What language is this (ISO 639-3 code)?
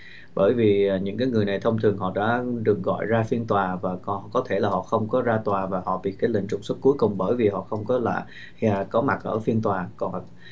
vie